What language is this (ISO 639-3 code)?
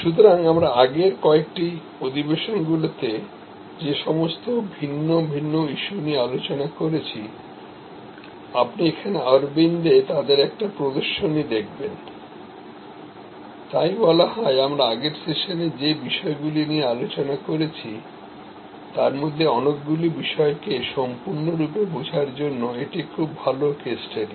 ben